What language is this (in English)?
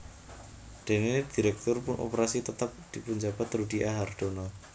Javanese